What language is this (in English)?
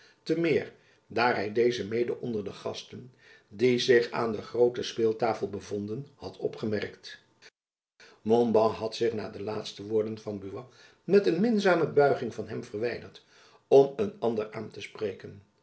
Dutch